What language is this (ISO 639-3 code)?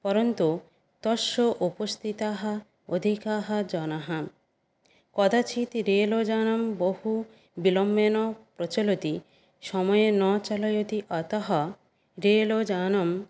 san